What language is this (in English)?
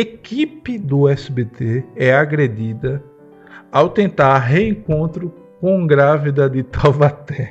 Portuguese